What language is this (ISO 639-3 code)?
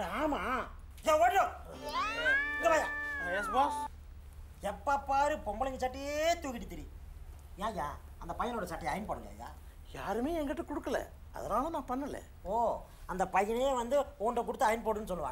ron